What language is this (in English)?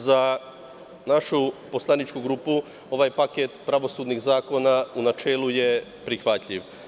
Serbian